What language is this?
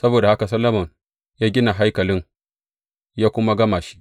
Hausa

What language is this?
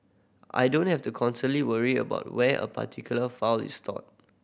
English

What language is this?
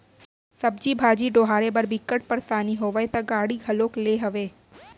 Chhattisgarhi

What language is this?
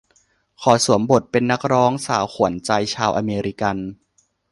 Thai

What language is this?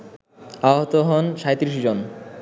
Bangla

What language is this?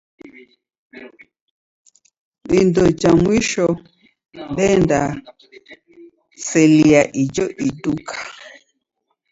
Taita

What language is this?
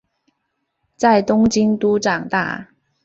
Chinese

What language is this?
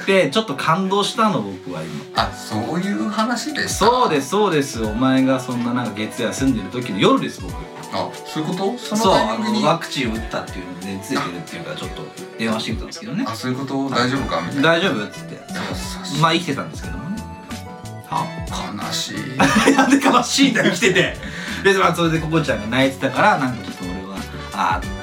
Japanese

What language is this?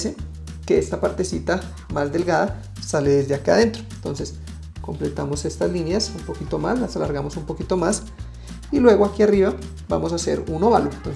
Spanish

